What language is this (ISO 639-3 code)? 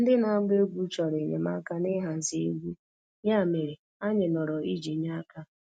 ibo